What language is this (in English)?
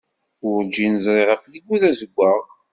Kabyle